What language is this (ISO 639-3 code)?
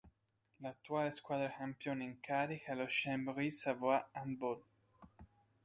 ita